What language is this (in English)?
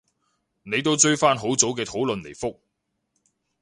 Cantonese